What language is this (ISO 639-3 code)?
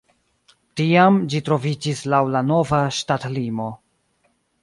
epo